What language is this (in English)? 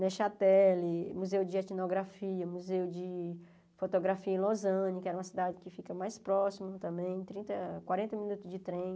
Portuguese